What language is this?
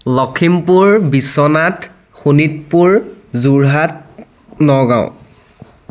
Assamese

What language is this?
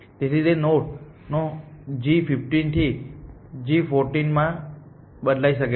Gujarati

